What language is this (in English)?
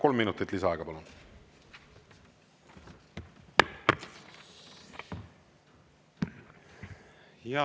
Estonian